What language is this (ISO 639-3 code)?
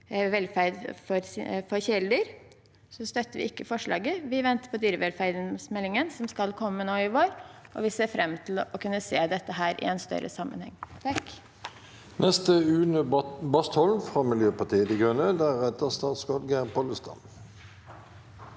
nor